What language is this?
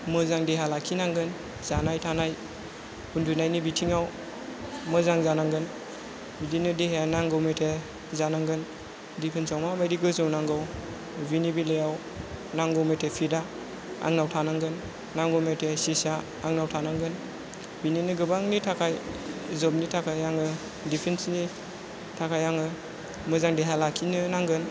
Bodo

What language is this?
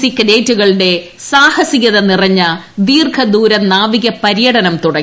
Malayalam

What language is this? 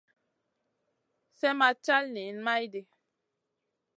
Masana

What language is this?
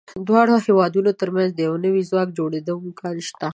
Pashto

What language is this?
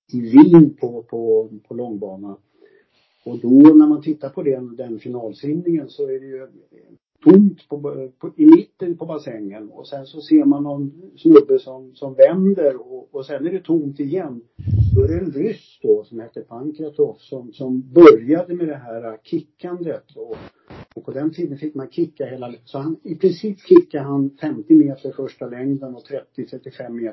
Swedish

